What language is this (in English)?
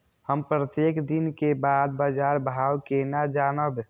Maithili